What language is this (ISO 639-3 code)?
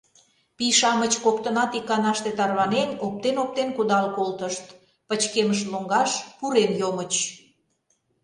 chm